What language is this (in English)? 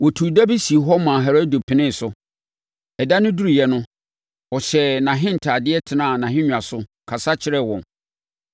Akan